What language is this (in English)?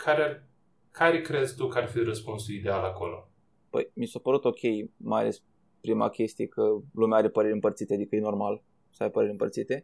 Romanian